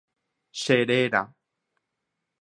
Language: Guarani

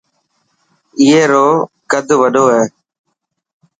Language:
Dhatki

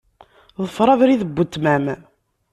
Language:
Kabyle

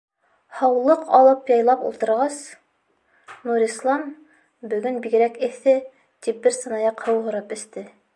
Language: Bashkir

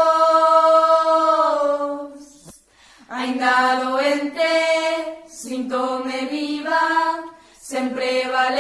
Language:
Portuguese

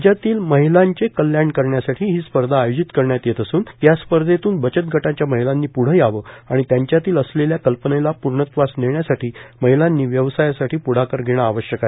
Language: Marathi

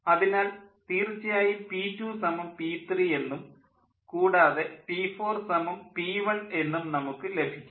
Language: Malayalam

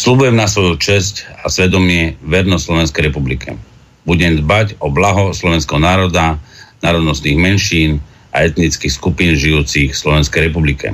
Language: Slovak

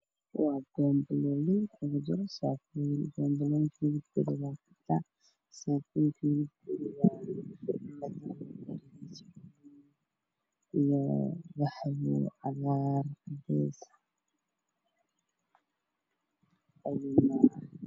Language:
Somali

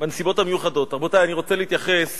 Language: Hebrew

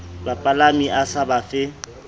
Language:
Southern Sotho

